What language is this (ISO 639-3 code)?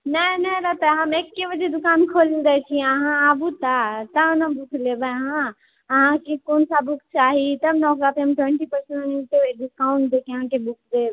mai